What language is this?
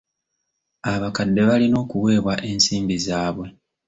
Ganda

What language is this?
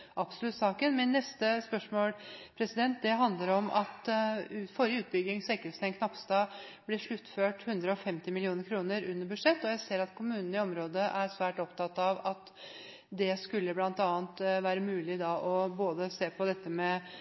Norwegian Bokmål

